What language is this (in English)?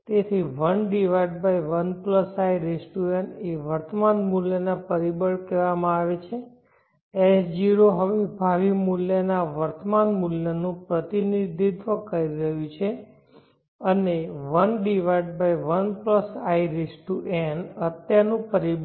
Gujarati